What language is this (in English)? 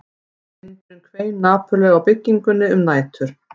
Icelandic